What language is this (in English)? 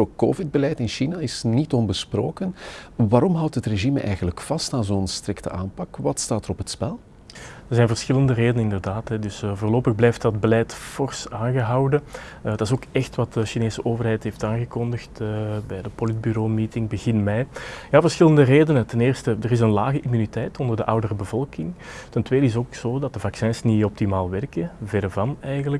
Dutch